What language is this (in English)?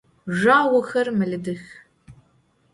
Adyghe